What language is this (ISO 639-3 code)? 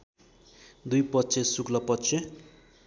nep